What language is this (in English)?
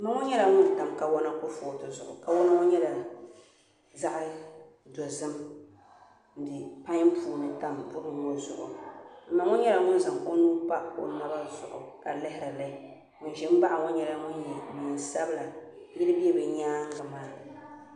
Dagbani